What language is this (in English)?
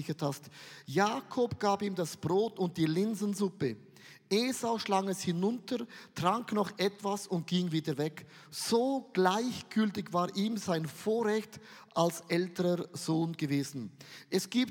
German